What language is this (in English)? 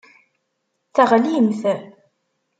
Kabyle